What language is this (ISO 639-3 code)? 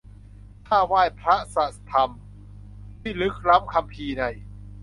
tha